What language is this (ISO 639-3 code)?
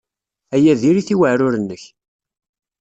kab